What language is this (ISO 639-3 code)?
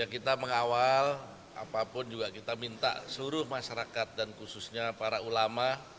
ind